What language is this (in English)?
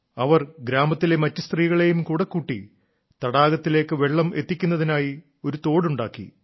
Malayalam